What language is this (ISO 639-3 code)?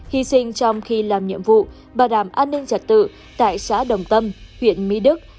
vie